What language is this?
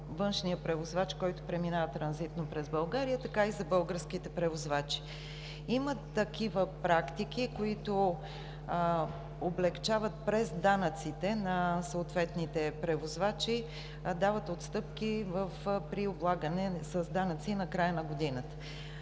Bulgarian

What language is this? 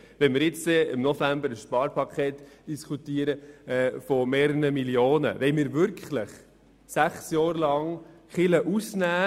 Swiss German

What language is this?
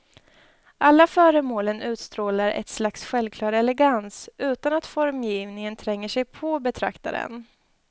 Swedish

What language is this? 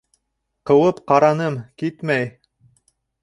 Bashkir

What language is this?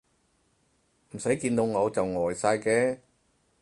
Cantonese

